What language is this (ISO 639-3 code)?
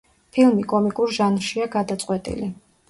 kat